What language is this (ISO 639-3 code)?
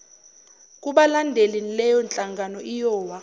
zul